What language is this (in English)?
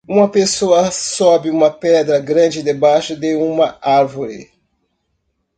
Portuguese